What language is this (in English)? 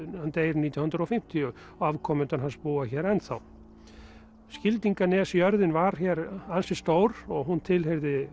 Icelandic